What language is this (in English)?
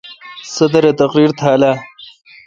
Kalkoti